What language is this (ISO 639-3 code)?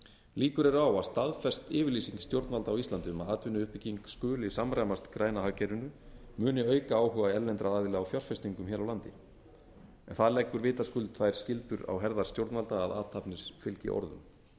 isl